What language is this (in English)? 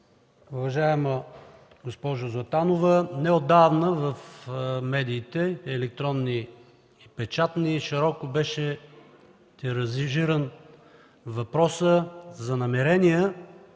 Bulgarian